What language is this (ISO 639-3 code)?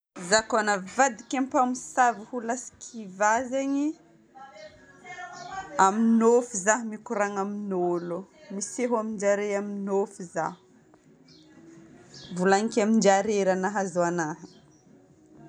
bmm